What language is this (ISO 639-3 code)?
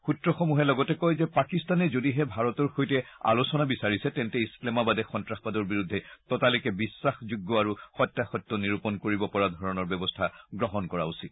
asm